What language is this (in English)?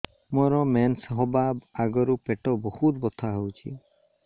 Odia